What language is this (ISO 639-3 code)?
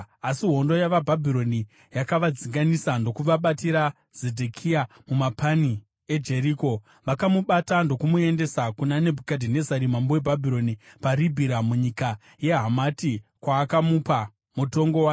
sna